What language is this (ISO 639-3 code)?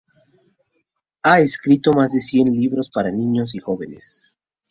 spa